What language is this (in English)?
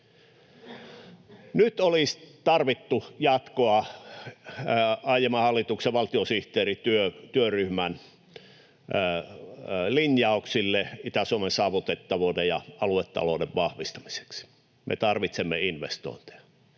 Finnish